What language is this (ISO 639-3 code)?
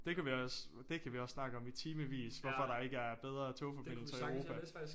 dan